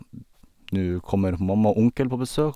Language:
Norwegian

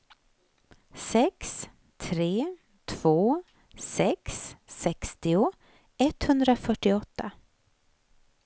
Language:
Swedish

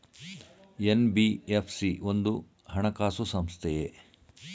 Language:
Kannada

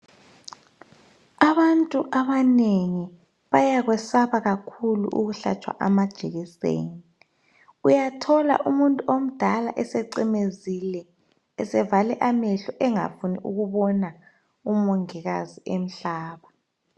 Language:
North Ndebele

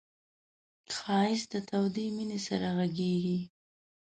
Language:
Pashto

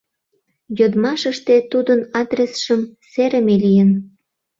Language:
Mari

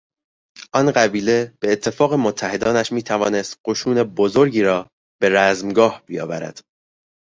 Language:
Persian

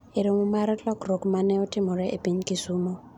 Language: Luo (Kenya and Tanzania)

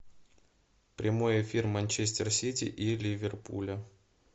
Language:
Russian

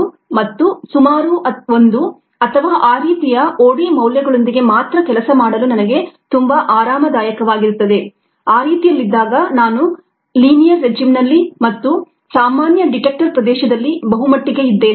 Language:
Kannada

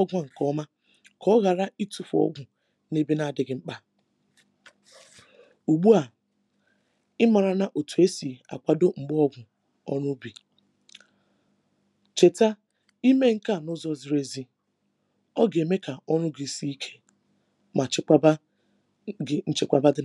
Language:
Igbo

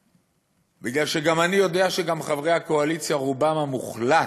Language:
Hebrew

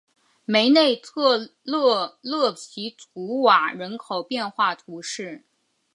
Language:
Chinese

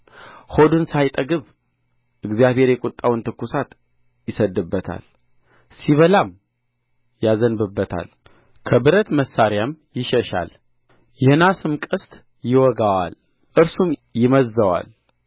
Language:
Amharic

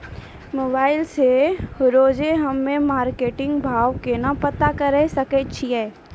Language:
Maithili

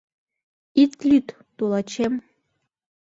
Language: Mari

